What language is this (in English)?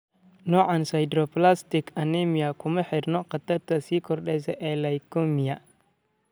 Somali